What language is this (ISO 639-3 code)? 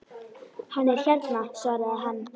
isl